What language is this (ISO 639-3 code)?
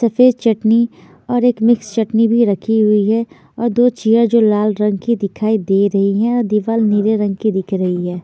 hin